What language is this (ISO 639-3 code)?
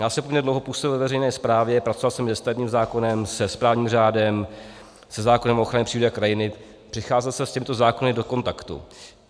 ces